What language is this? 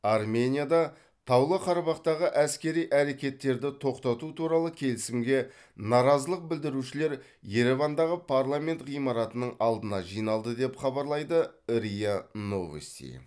Kazakh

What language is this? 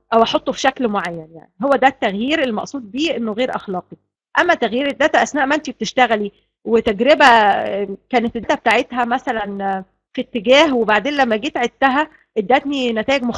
Arabic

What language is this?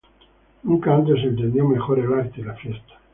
Spanish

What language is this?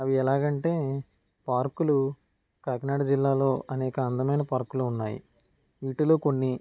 Telugu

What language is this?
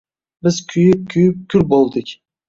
Uzbek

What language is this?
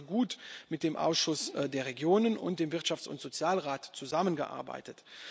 German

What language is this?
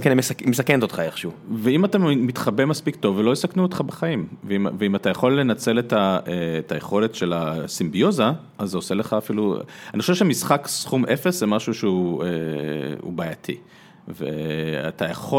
Hebrew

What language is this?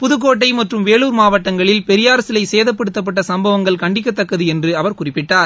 Tamil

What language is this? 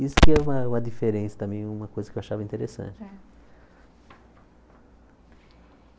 Portuguese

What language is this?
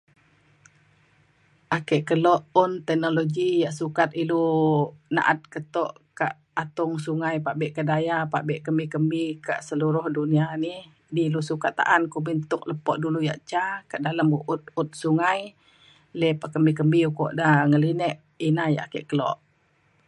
Mainstream Kenyah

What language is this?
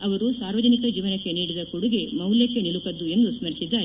Kannada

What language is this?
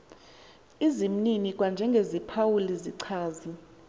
Xhosa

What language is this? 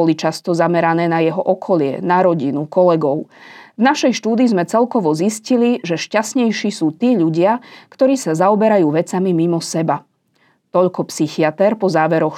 Slovak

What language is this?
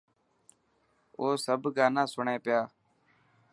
Dhatki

